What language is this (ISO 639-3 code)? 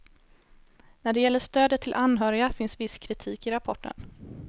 swe